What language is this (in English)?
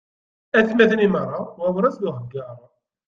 Kabyle